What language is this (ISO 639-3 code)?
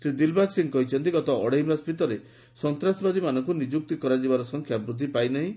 ori